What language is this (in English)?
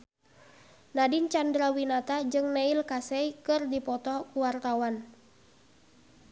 Sundanese